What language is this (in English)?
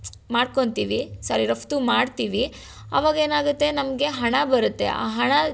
Kannada